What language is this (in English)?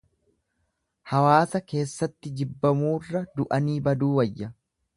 Oromo